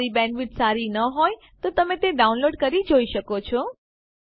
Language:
Gujarati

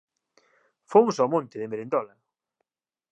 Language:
Galician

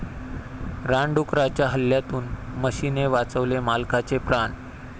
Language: Marathi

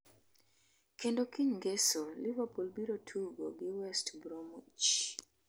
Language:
Luo (Kenya and Tanzania)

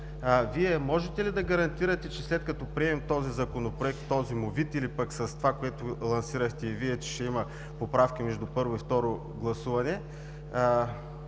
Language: Bulgarian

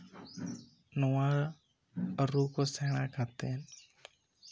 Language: Santali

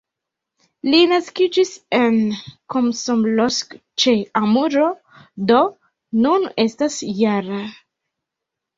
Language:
Esperanto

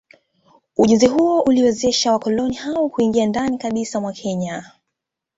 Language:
Swahili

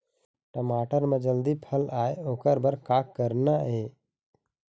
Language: Chhattisgarhi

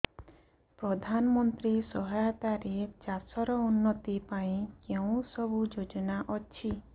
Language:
Odia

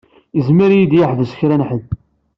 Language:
Kabyle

